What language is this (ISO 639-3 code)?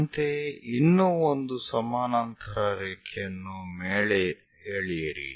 kan